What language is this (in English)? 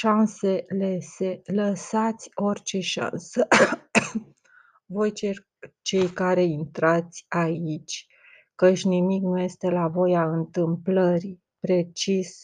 Romanian